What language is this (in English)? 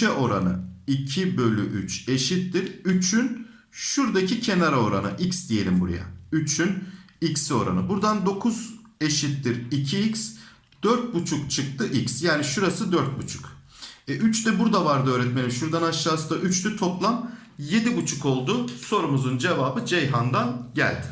Turkish